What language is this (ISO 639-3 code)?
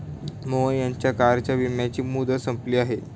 mar